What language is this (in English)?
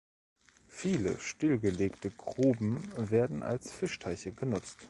German